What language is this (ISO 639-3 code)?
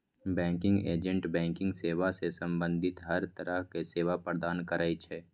mai